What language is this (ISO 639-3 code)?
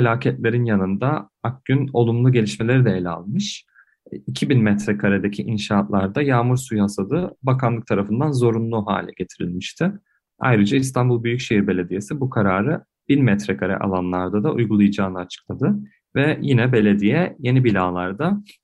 tur